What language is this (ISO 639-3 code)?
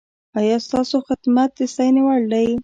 pus